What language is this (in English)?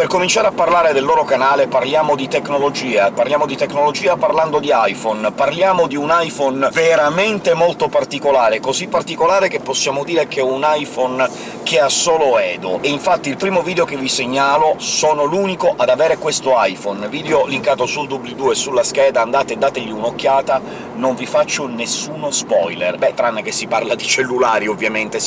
Italian